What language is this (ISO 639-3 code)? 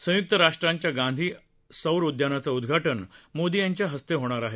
mar